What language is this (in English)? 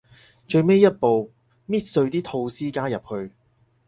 Cantonese